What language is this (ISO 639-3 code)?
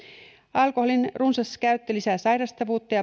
fin